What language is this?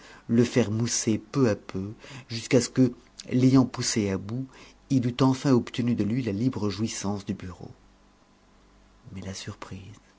French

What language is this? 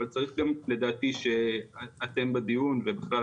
Hebrew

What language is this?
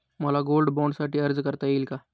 Marathi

